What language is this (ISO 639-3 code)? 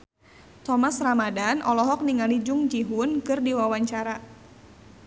sun